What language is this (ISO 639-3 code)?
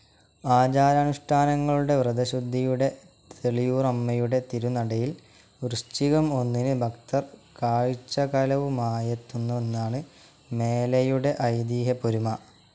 mal